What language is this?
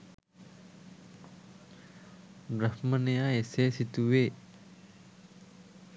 Sinhala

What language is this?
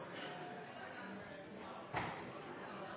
Norwegian Nynorsk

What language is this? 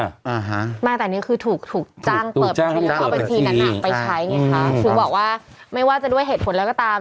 Thai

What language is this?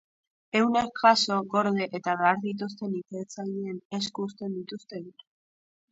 Basque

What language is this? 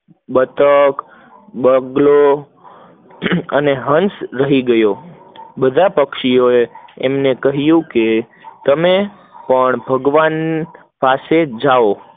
Gujarati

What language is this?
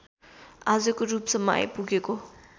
Nepali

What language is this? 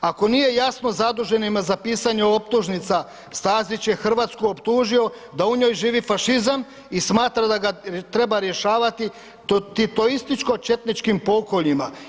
Croatian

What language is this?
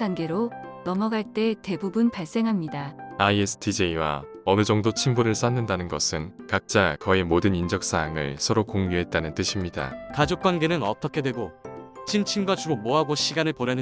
Korean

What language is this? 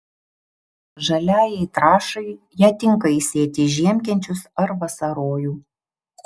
Lithuanian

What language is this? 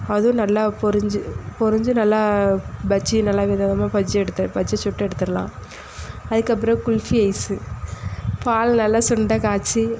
Tamil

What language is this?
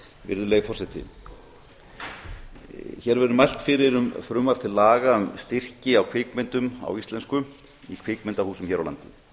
Icelandic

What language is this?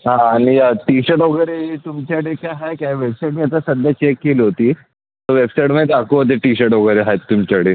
Marathi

